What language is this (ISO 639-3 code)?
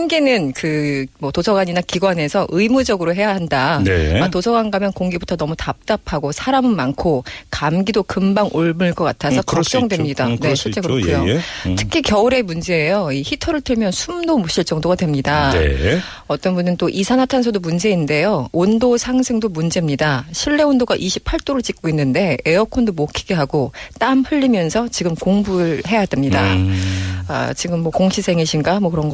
kor